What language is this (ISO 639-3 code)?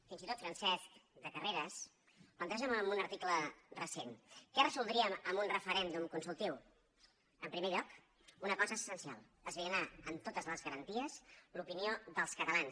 cat